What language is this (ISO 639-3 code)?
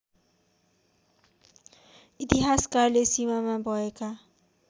nep